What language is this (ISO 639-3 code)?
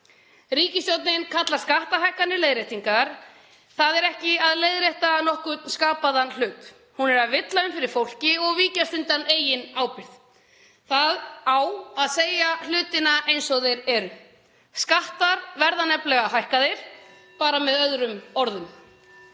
isl